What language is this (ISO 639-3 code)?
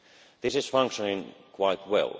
eng